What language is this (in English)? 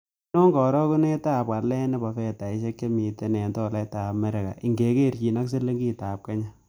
Kalenjin